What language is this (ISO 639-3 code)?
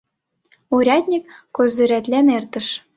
chm